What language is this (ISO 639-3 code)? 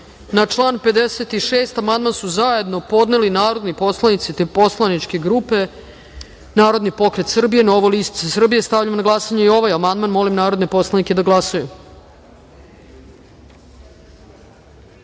srp